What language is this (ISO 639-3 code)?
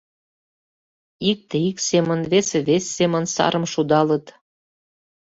chm